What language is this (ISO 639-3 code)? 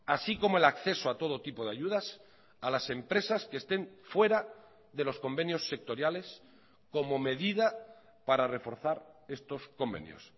spa